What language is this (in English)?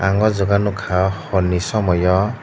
Kok Borok